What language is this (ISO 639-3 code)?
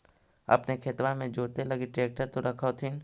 mag